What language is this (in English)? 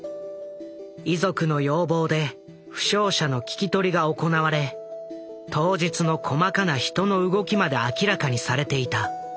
Japanese